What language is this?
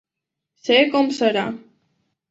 Catalan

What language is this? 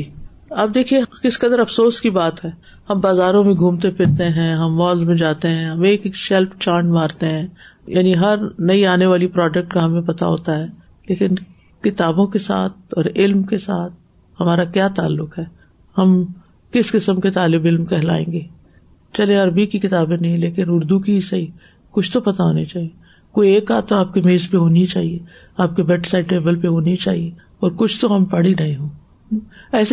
Urdu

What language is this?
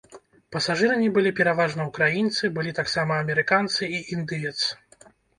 Belarusian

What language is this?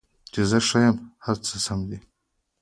Pashto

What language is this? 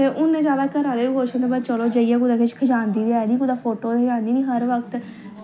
Dogri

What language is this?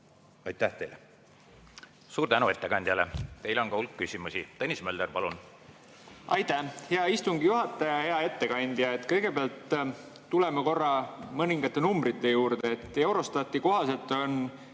Estonian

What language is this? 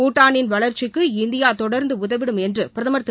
Tamil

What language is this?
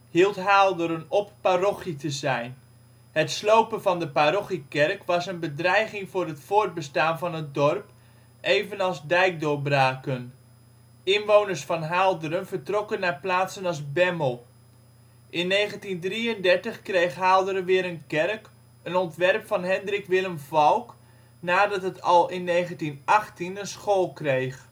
Dutch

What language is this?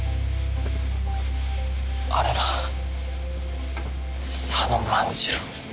Japanese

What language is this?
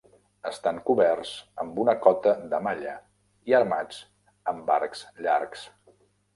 Catalan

